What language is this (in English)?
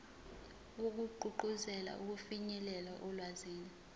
Zulu